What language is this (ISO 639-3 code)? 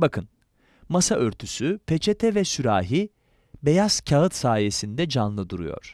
tur